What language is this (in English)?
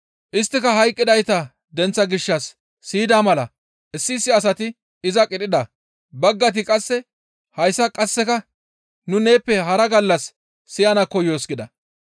Gamo